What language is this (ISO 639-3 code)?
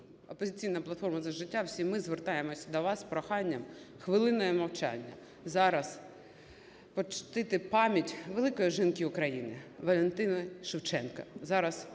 ukr